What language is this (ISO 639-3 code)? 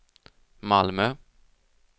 swe